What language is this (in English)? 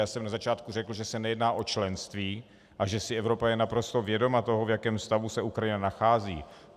Czech